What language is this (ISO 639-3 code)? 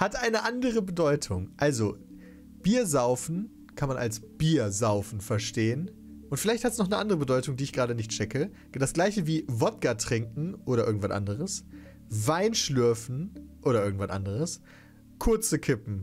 deu